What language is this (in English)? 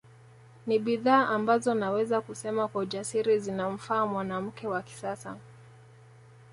Swahili